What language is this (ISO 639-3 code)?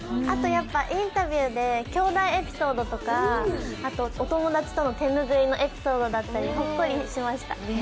jpn